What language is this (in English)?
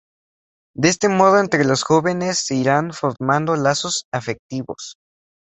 Spanish